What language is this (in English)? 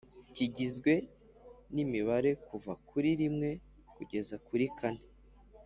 Kinyarwanda